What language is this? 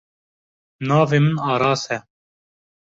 Kurdish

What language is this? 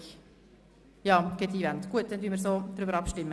Swiss German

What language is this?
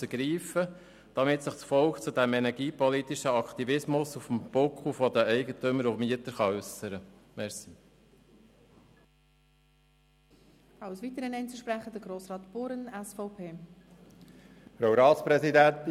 Swiss German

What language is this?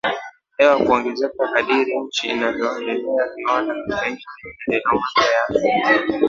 Swahili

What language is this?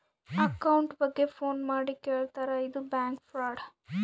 Kannada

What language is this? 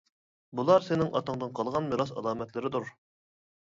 Uyghur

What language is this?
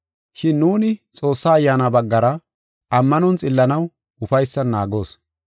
Gofa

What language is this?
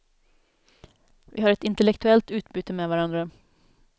Swedish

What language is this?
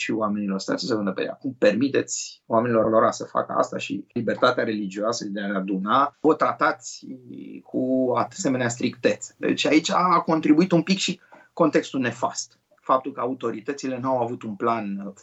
Romanian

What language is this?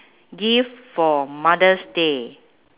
English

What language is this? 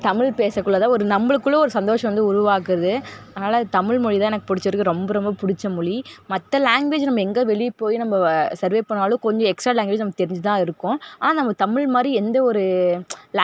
Tamil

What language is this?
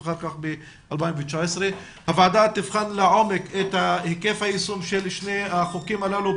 Hebrew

